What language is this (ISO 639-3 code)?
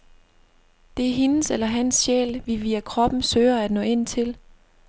dan